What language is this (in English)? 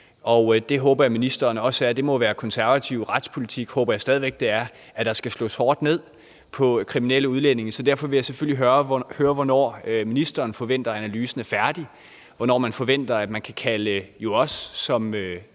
Danish